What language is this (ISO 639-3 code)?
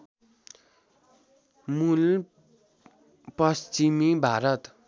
nep